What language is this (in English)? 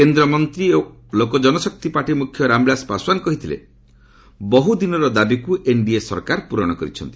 Odia